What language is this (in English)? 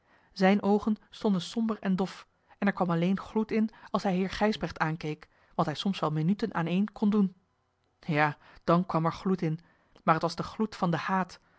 Dutch